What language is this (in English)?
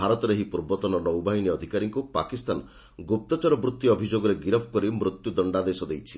Odia